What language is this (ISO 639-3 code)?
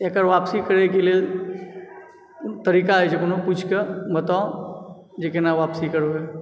mai